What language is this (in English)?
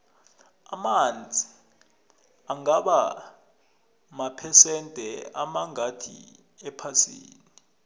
South Ndebele